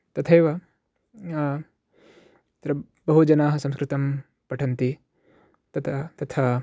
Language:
Sanskrit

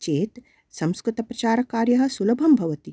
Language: Sanskrit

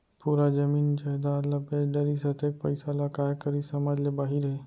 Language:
Chhattisgarhi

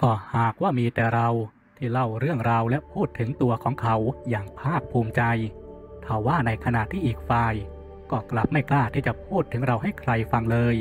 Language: Thai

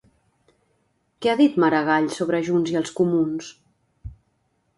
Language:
Catalan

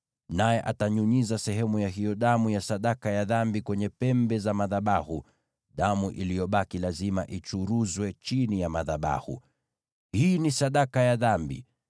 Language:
Swahili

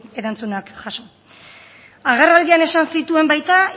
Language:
Basque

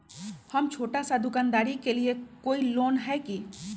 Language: Magahi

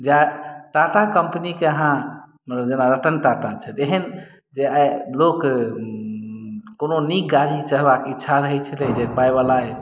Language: Maithili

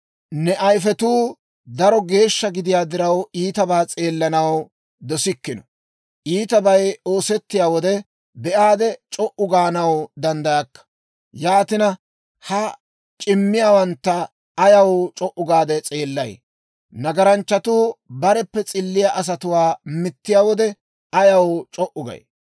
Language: Dawro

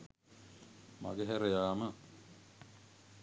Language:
Sinhala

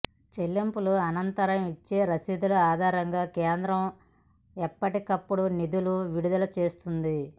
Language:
Telugu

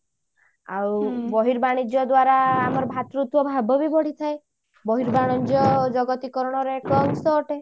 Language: Odia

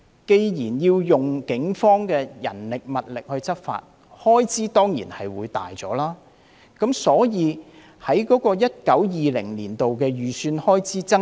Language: Cantonese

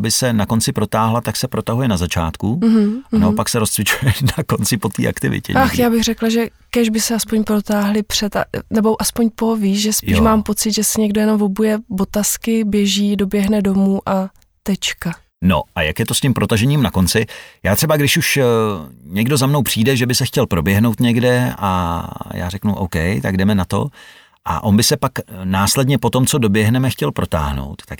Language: Czech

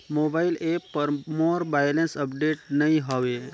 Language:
Chhattisgarhi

